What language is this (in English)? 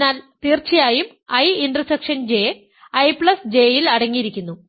Malayalam